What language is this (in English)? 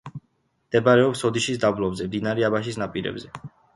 Georgian